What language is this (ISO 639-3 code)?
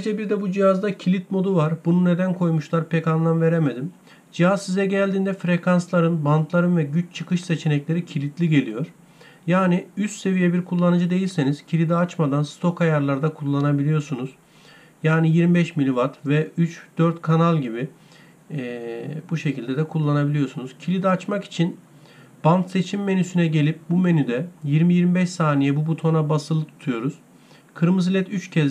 tur